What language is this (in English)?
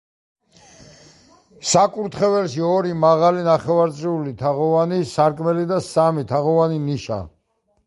Georgian